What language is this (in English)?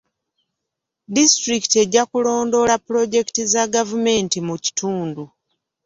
Ganda